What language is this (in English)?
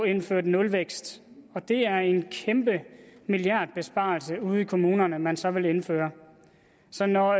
Danish